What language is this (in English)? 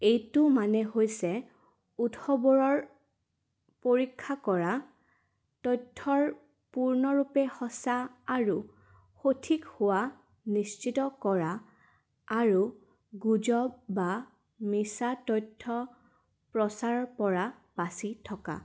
Assamese